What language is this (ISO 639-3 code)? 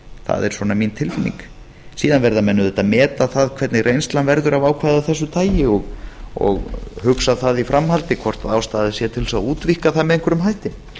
isl